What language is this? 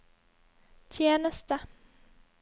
Norwegian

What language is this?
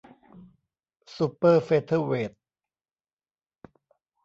Thai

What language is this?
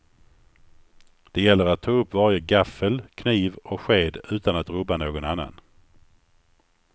Swedish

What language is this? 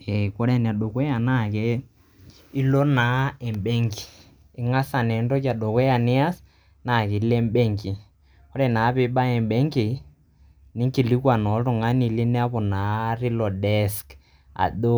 Masai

